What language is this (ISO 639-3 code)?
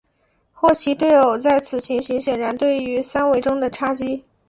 zho